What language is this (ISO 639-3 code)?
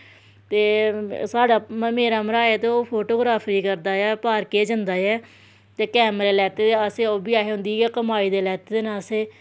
doi